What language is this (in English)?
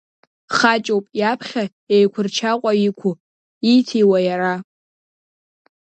Abkhazian